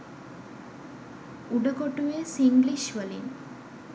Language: Sinhala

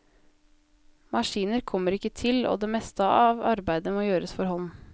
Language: Norwegian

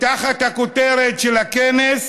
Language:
Hebrew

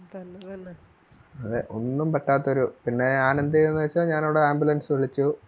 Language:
Malayalam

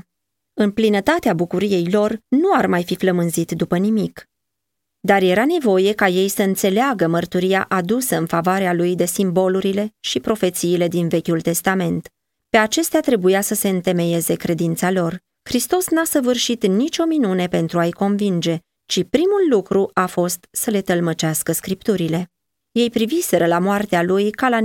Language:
Romanian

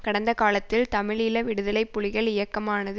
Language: Tamil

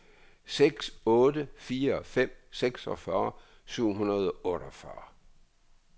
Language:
Danish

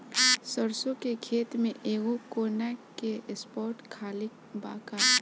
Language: Bhojpuri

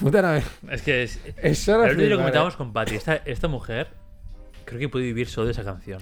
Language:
Spanish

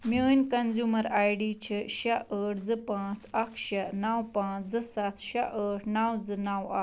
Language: Kashmiri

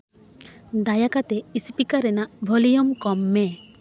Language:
Santali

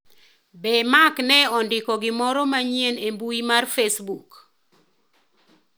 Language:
Luo (Kenya and Tanzania)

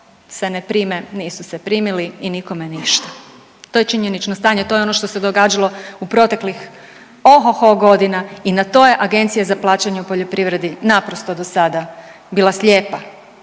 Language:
Croatian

